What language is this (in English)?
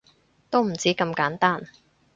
Cantonese